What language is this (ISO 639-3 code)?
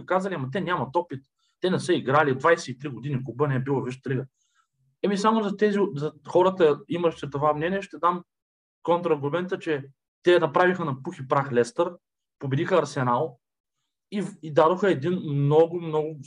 bul